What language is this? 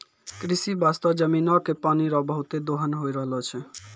Maithili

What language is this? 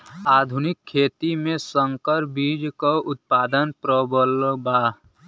Bhojpuri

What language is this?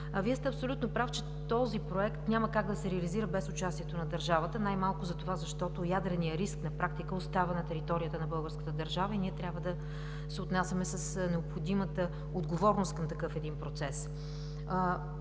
Bulgarian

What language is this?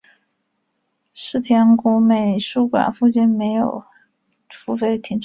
Chinese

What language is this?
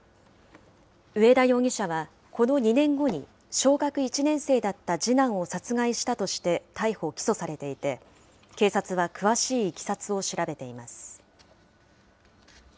Japanese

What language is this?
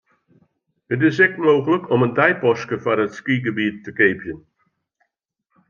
Western Frisian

